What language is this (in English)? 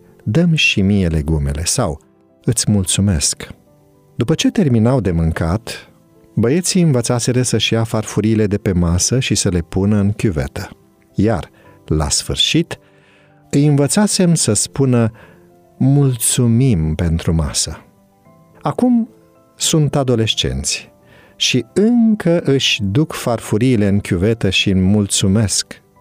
Romanian